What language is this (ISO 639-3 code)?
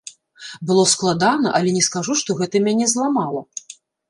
bel